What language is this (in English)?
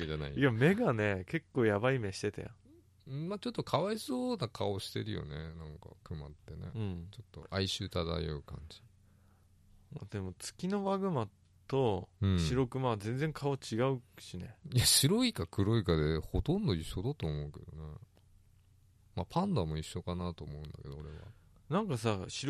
Japanese